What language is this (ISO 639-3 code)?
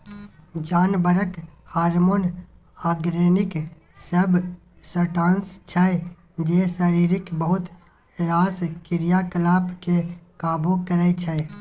mai